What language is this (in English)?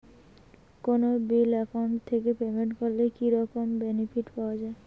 Bangla